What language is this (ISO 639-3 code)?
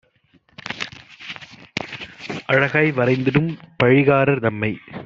tam